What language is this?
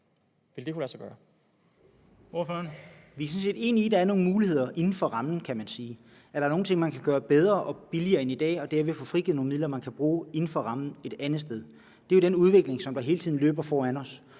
Danish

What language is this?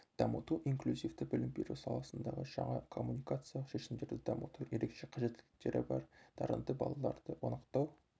Kazakh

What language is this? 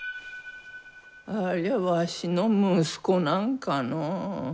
Japanese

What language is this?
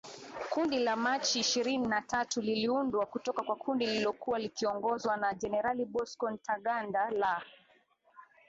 Swahili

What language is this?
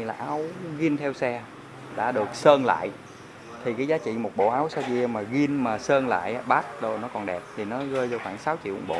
Vietnamese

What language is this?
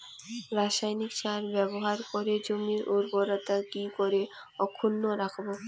Bangla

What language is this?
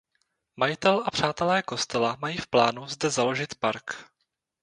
Czech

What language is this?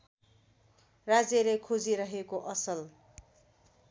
Nepali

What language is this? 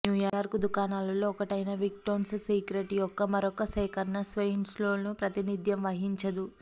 Telugu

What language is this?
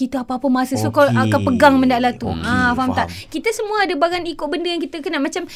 Malay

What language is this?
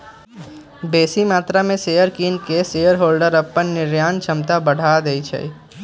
Magahi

